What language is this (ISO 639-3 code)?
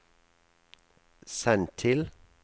nor